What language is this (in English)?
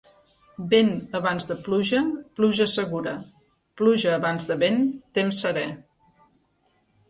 Catalan